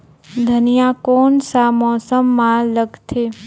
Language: Chhattisgarhi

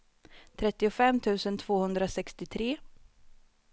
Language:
Swedish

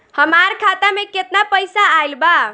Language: Bhojpuri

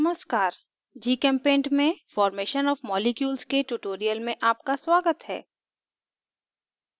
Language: Hindi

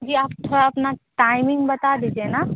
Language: Hindi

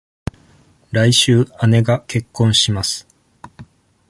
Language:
Japanese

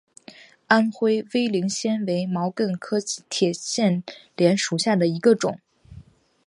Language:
Chinese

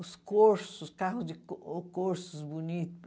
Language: Portuguese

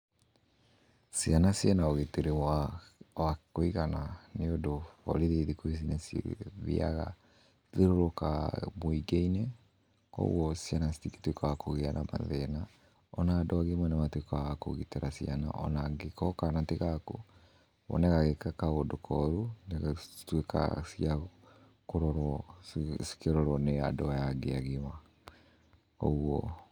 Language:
Kikuyu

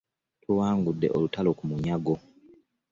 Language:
Ganda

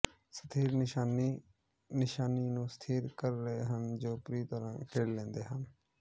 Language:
Punjabi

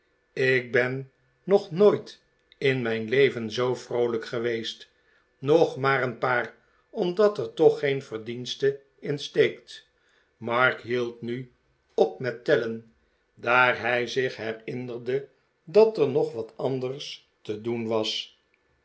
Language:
Dutch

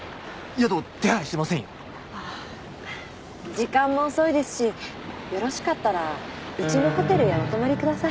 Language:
Japanese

